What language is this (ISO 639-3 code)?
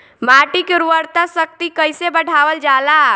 bho